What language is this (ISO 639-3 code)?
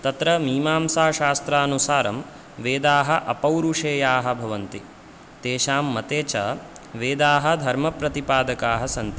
san